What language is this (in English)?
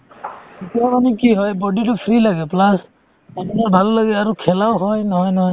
Assamese